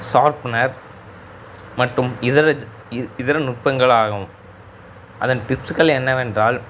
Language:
Tamil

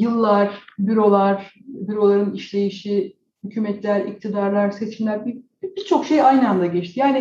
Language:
Turkish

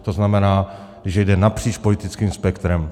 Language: Czech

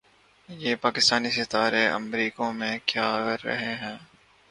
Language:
Urdu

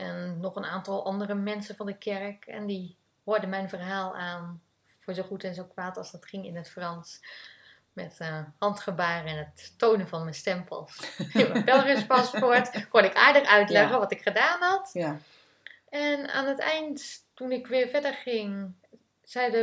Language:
Dutch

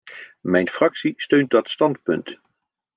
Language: Dutch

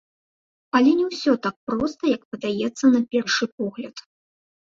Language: Belarusian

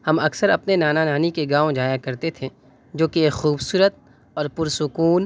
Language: Urdu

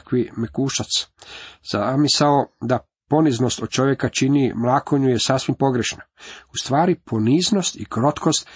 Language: Croatian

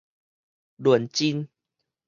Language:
Min Nan Chinese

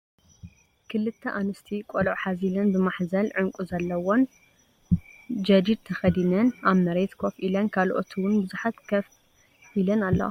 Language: Tigrinya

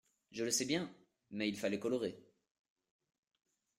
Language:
French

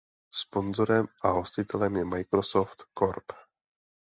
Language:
Czech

